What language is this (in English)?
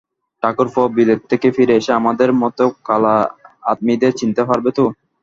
Bangla